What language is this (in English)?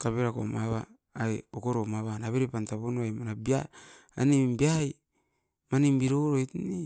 Askopan